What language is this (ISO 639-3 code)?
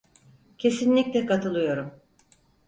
tur